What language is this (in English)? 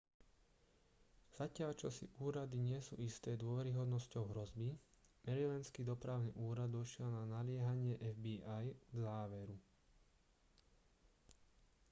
Slovak